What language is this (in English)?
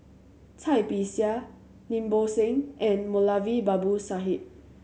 English